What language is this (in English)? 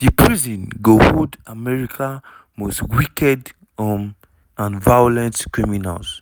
Nigerian Pidgin